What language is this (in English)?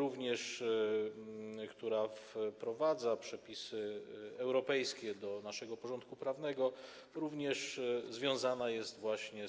Polish